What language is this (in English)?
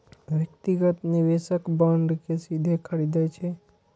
Maithili